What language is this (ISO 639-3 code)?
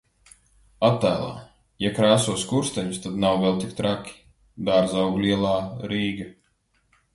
lav